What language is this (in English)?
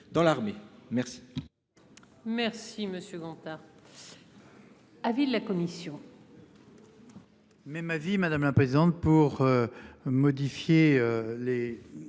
French